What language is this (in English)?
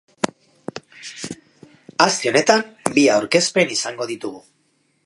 Basque